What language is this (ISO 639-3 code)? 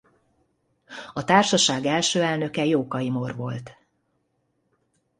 hun